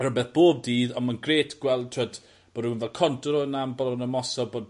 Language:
Welsh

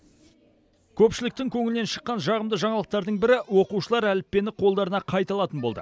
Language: Kazakh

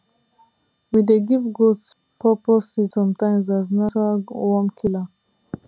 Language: Nigerian Pidgin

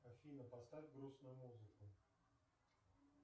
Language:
Russian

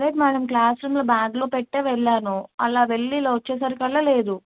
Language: Telugu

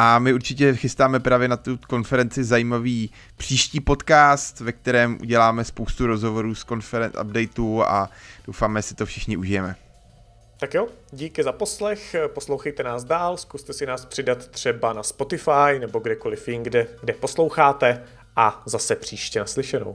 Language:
Czech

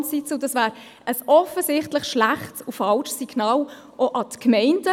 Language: Swiss German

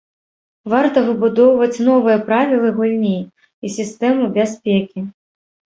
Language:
Belarusian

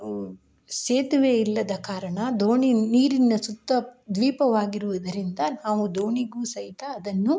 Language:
Kannada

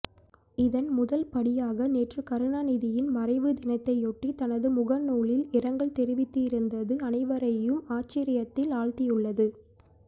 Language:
Tamil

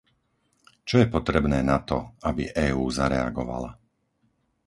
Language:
Slovak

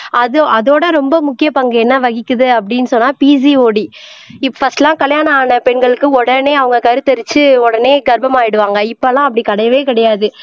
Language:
Tamil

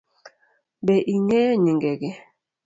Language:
Luo (Kenya and Tanzania)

